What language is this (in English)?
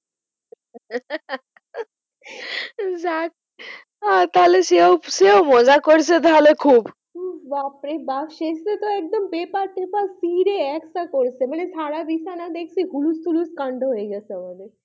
Bangla